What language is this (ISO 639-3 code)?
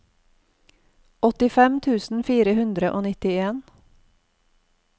nor